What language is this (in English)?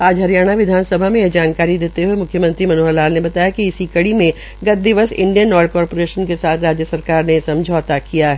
Hindi